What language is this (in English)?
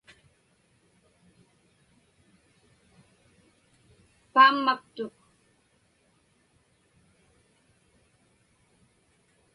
Inupiaq